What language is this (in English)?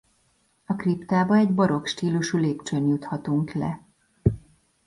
Hungarian